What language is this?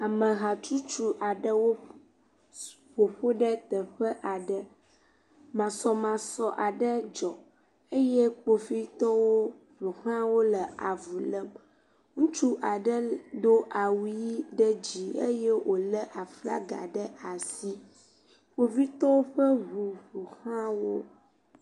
Ewe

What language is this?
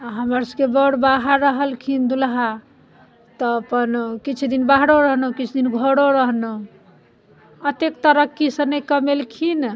Maithili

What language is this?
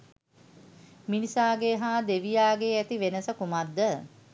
Sinhala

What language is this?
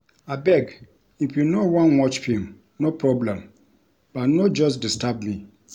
Nigerian Pidgin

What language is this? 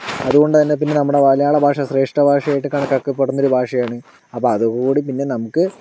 Malayalam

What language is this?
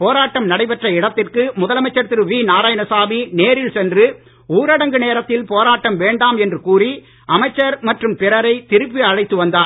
Tamil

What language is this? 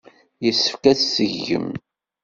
Kabyle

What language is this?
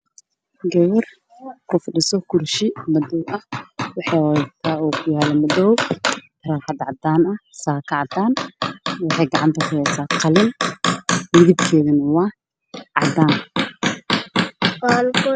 Somali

